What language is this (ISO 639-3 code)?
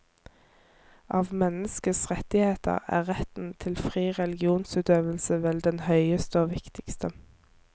nor